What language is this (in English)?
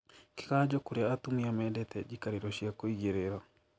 Kikuyu